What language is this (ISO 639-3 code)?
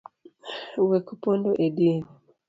luo